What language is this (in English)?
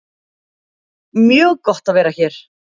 Icelandic